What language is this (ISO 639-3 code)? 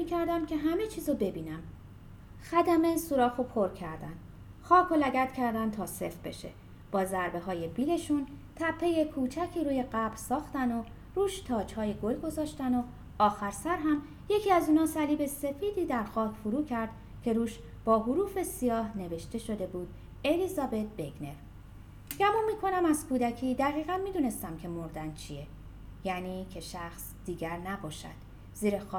fas